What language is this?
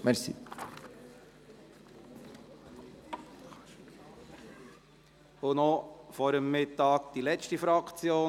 Swiss German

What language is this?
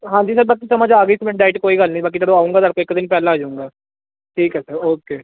Punjabi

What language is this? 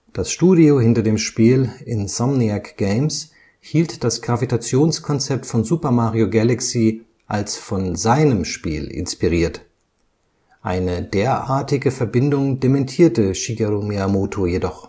German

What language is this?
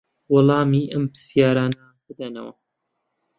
Central Kurdish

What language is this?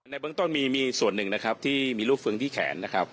Thai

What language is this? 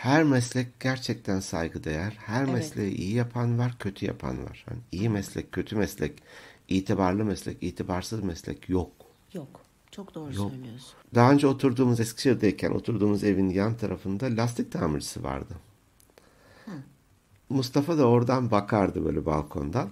Turkish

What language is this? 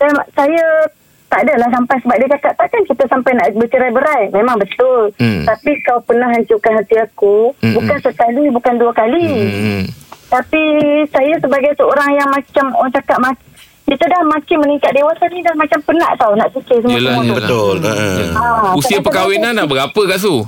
Malay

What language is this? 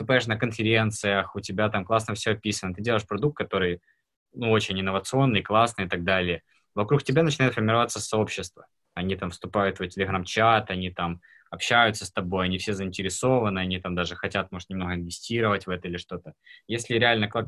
Russian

